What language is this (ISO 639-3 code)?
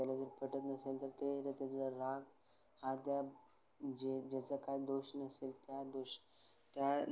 mar